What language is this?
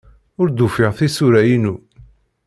Kabyle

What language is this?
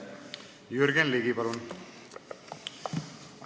Estonian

